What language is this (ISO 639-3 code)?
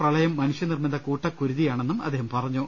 mal